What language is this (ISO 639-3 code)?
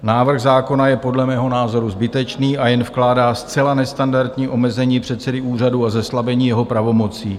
ces